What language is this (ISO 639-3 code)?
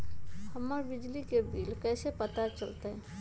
mag